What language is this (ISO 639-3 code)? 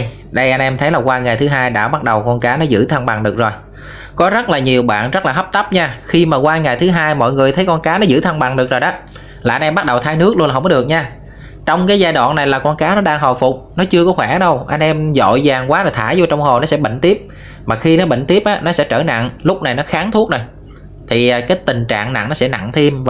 vie